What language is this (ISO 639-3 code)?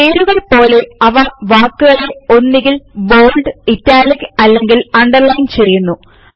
mal